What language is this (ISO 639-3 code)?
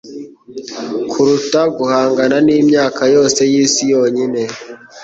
kin